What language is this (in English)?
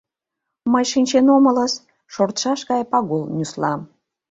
Mari